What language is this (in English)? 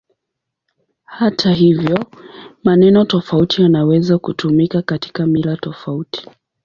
Swahili